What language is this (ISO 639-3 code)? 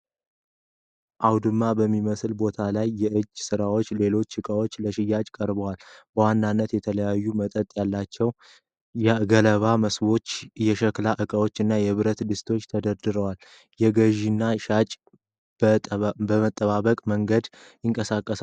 amh